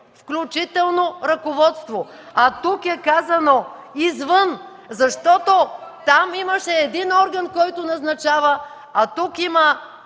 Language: Bulgarian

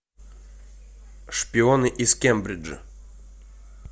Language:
Russian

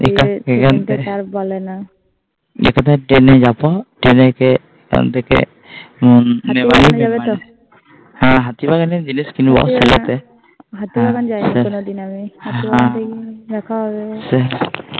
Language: Bangla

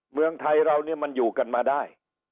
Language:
Thai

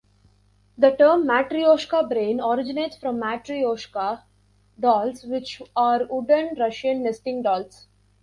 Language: English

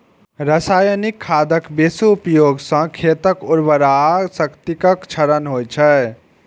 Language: Maithili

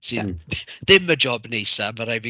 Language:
Welsh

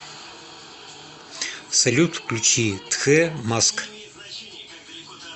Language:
Russian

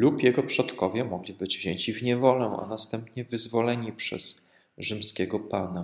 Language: Polish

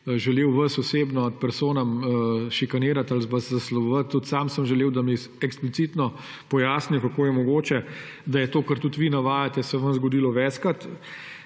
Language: Slovenian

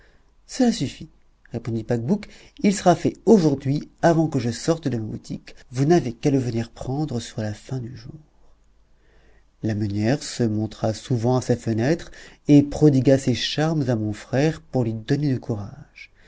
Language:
French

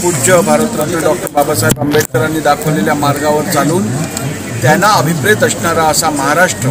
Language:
Hindi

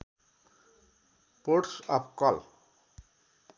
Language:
Nepali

